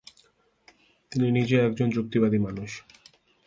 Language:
Bangla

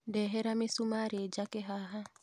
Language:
Kikuyu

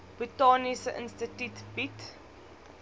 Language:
Afrikaans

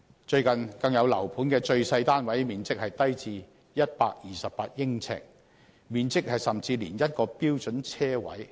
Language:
Cantonese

